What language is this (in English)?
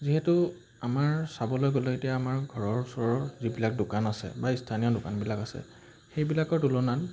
Assamese